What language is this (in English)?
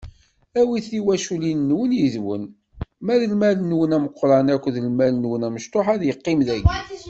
Kabyle